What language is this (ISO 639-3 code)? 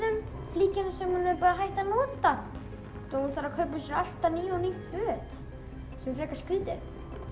isl